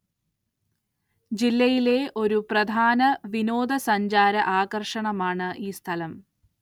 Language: Malayalam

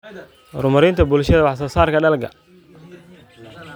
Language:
Somali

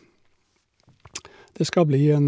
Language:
Norwegian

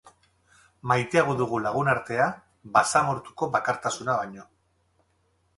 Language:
Basque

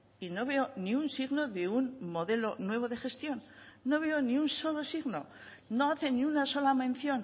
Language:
Spanish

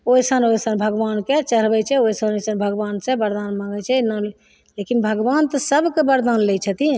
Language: Maithili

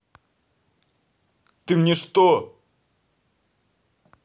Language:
Russian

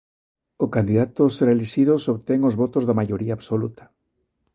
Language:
Galician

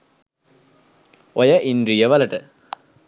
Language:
Sinhala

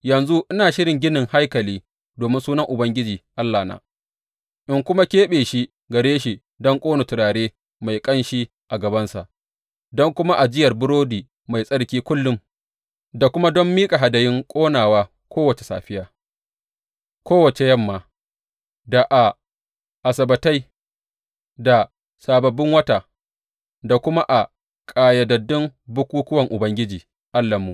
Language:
Hausa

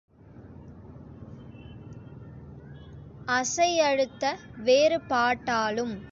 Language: Tamil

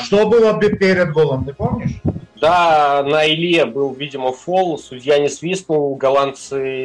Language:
Russian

